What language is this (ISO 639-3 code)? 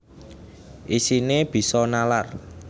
jav